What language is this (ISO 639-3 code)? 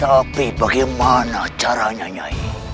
ind